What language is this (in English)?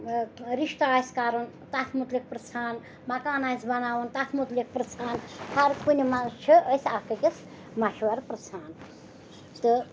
Kashmiri